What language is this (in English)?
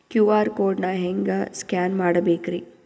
Kannada